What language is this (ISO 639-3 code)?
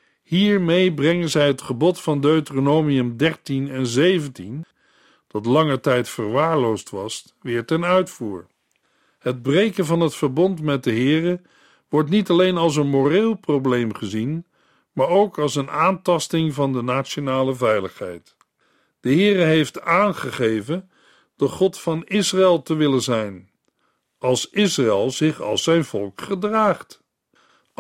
nld